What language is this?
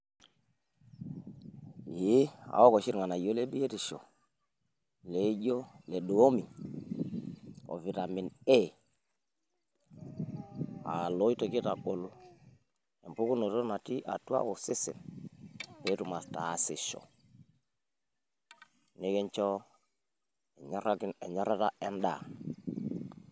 Masai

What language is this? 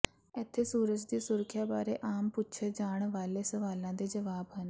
Punjabi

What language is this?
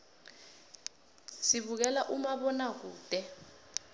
South Ndebele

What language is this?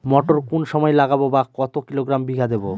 Bangla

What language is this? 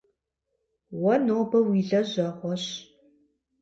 Kabardian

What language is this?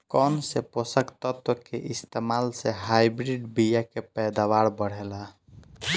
Bhojpuri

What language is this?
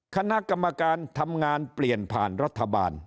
Thai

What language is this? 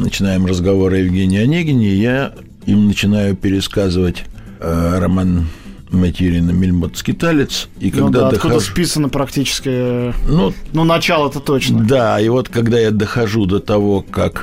Russian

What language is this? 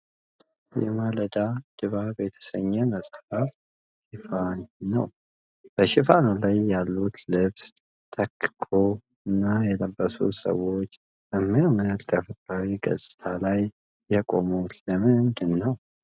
Amharic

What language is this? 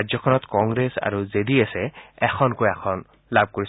Assamese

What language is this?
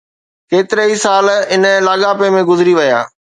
Sindhi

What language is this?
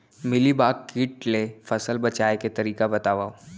Chhattisgarhi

